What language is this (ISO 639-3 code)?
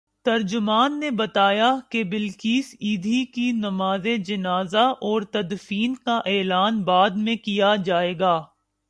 urd